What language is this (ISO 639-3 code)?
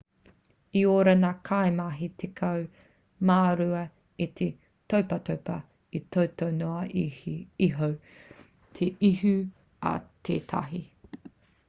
mri